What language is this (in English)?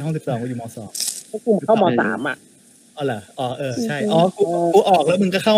Thai